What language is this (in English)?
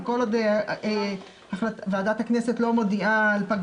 Hebrew